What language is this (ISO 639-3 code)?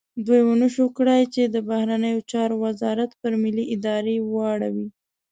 pus